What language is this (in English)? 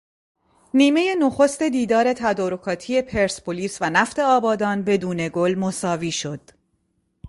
Persian